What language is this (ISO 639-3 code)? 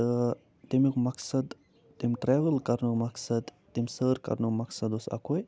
kas